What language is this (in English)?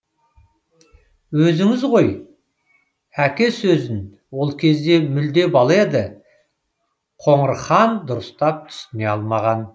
Kazakh